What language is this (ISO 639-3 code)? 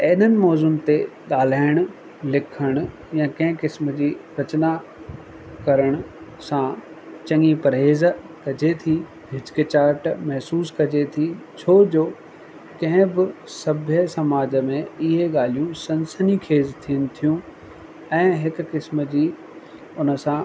snd